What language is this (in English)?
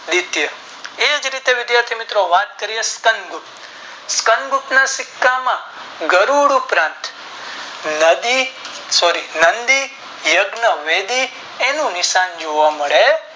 Gujarati